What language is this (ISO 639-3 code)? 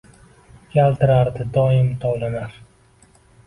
uzb